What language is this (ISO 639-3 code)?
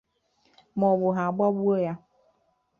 ibo